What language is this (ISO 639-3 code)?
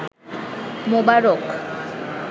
ben